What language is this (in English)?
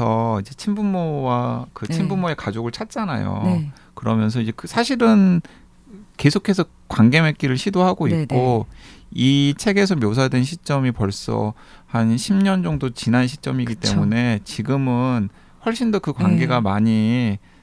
Korean